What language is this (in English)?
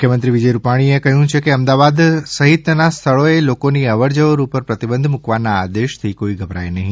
Gujarati